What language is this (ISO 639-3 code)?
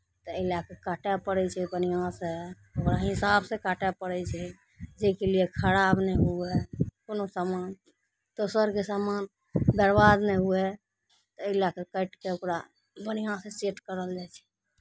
mai